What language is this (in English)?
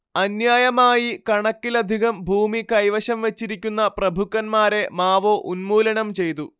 Malayalam